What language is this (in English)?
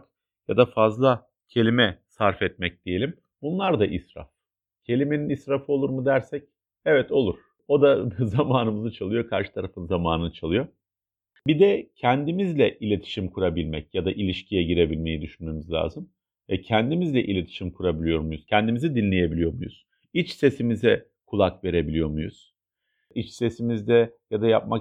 Turkish